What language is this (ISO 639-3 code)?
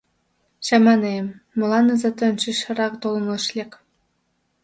chm